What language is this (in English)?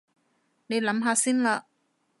Cantonese